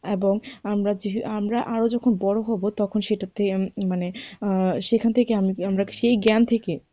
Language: Bangla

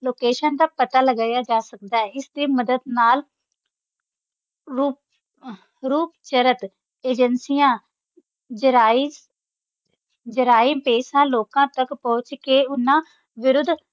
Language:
Punjabi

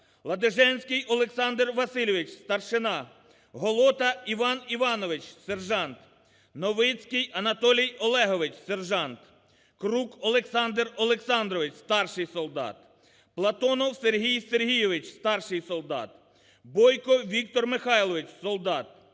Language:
Ukrainian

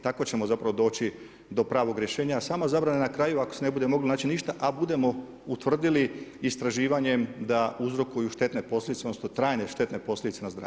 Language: Croatian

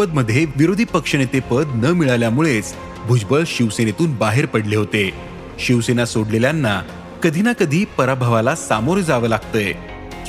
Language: Marathi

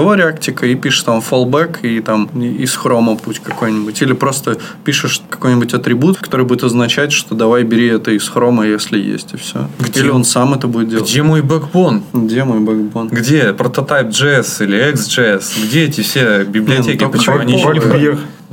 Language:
Russian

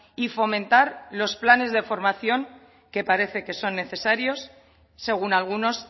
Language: Spanish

